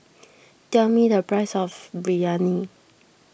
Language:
English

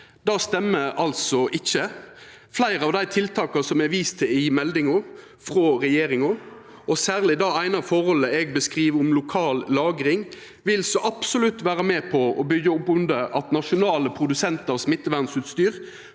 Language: Norwegian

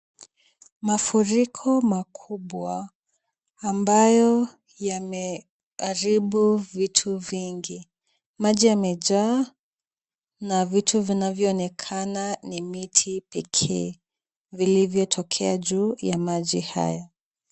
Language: Swahili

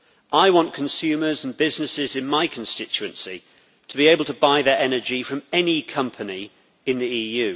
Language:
English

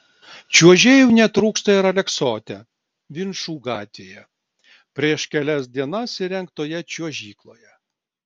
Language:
Lithuanian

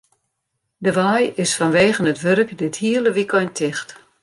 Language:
Western Frisian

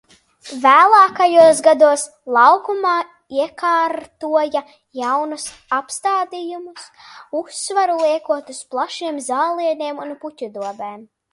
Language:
Latvian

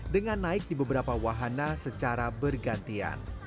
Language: Indonesian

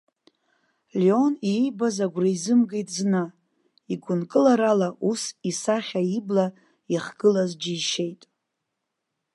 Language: Abkhazian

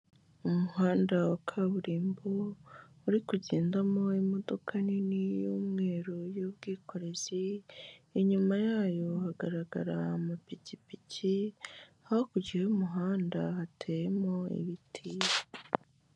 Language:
Kinyarwanda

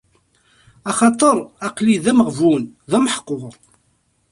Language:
Kabyle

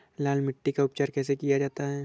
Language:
Hindi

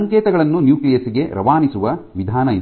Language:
Kannada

